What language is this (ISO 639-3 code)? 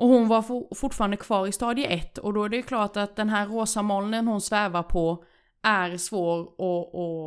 swe